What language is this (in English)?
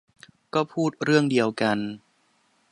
Thai